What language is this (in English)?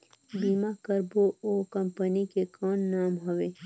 Chhattisgarhi